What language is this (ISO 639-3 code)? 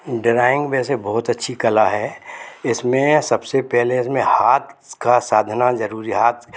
hin